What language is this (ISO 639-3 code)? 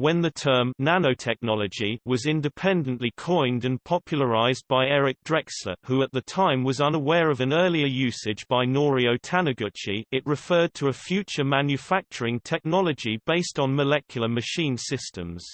eng